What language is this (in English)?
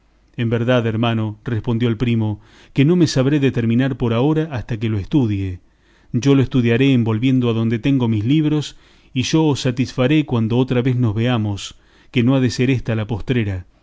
Spanish